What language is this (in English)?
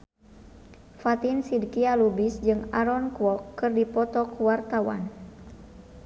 Sundanese